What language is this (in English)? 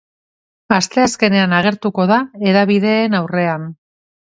Basque